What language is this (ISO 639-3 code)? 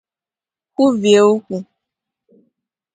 ibo